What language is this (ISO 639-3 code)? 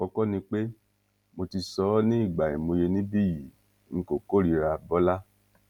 yor